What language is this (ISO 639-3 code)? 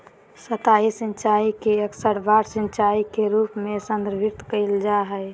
mag